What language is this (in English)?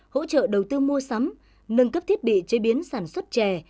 Vietnamese